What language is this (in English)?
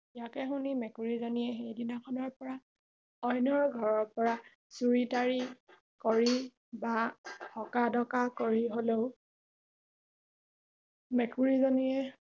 Assamese